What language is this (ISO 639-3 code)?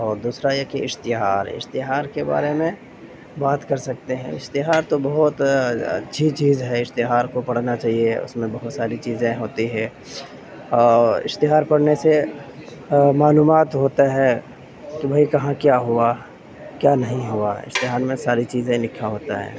urd